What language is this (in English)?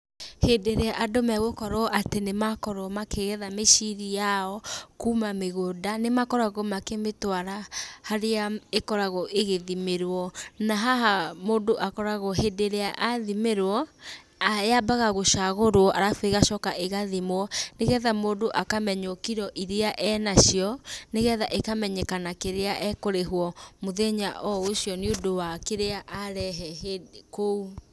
Kikuyu